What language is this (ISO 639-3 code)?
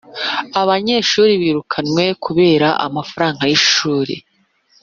kin